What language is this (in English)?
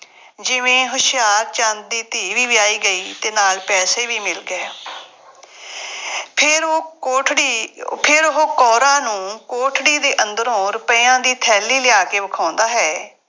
Punjabi